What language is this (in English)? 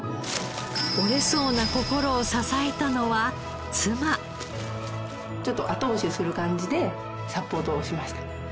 Japanese